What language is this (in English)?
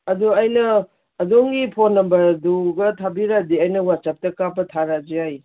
Manipuri